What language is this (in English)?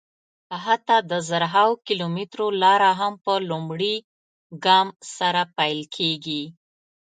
Pashto